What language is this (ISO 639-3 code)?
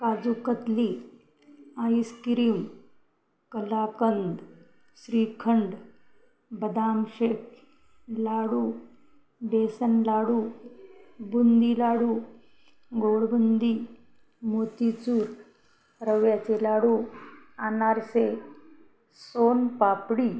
mar